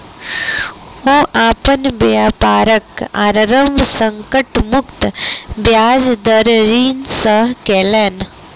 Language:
Maithili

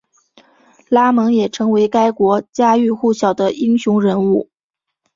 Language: Chinese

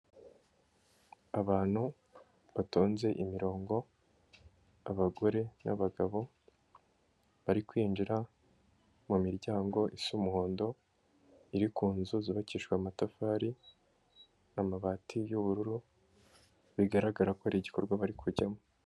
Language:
Kinyarwanda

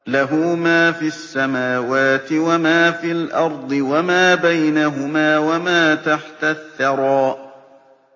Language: Arabic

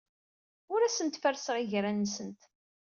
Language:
Kabyle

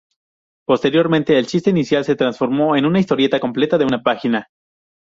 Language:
Spanish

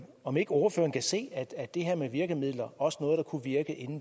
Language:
Danish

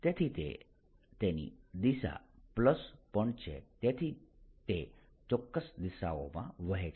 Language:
Gujarati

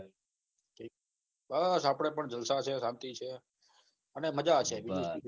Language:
Gujarati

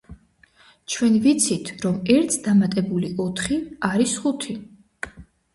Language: Georgian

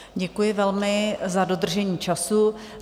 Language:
Czech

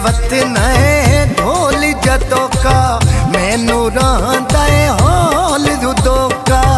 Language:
Hindi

